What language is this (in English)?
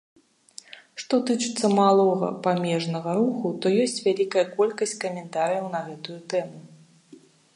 Belarusian